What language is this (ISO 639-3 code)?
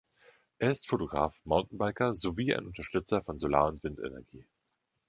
deu